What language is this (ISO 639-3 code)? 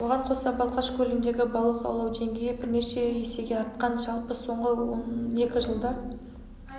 kaz